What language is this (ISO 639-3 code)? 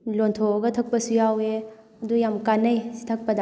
mni